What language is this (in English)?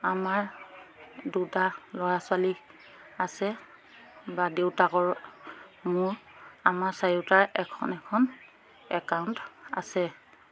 Assamese